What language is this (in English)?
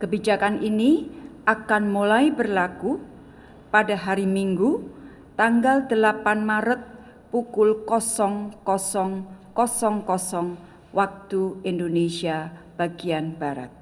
Indonesian